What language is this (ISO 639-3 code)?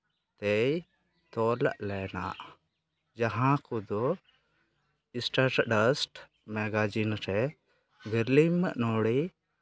sat